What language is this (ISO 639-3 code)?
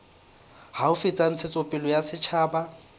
sot